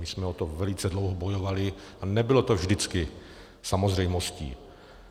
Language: Czech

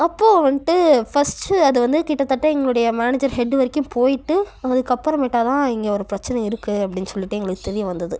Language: Tamil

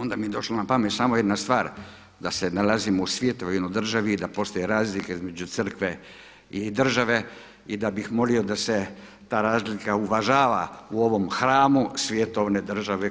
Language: Croatian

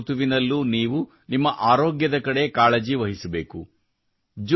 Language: Kannada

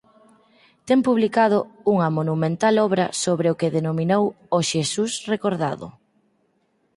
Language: Galician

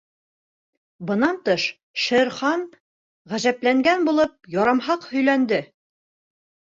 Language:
Bashkir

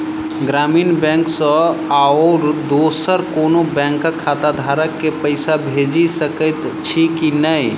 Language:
Maithili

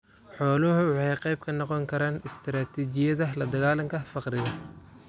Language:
Somali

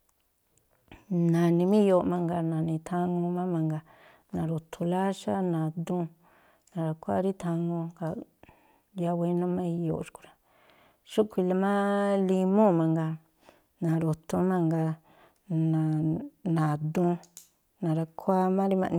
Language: Tlacoapa Me'phaa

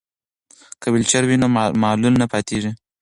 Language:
Pashto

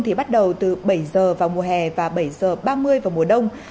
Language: Vietnamese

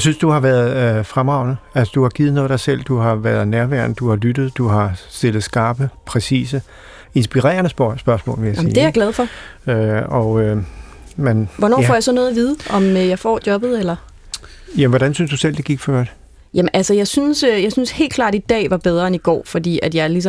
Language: Danish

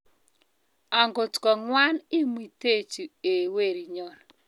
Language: Kalenjin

